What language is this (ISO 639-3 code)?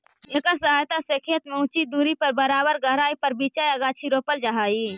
mag